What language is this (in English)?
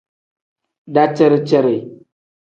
Tem